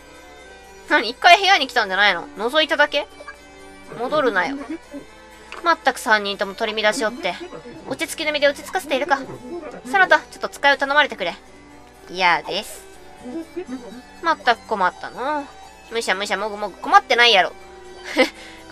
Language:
Japanese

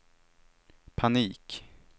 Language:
Swedish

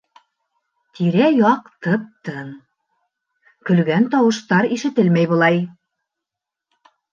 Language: Bashkir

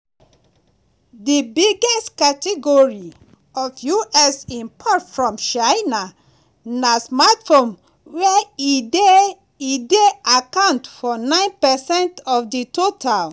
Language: Nigerian Pidgin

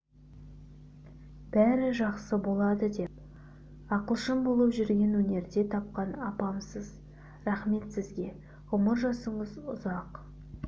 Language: Kazakh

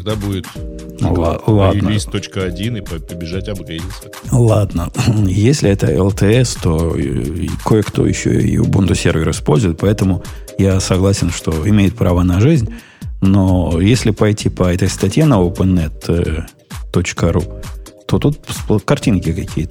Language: Russian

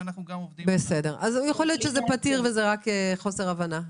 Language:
Hebrew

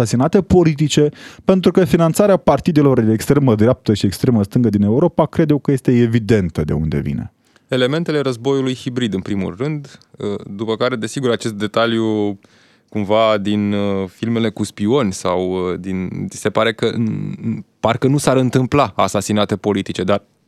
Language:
Romanian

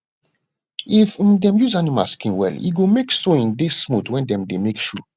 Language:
Nigerian Pidgin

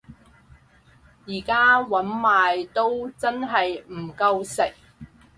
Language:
Cantonese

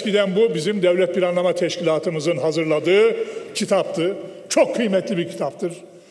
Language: Turkish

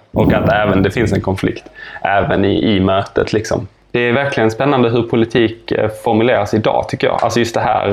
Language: Swedish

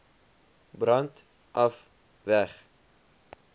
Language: Afrikaans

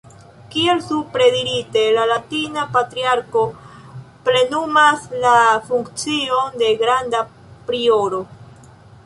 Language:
Esperanto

